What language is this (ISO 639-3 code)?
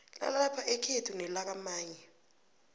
nbl